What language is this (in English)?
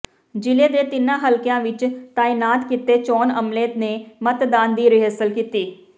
Punjabi